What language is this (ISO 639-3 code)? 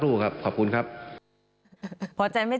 tha